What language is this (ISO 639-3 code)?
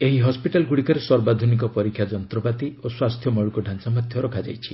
ori